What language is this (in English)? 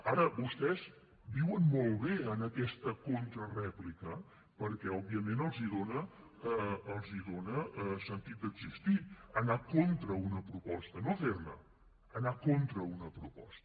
Catalan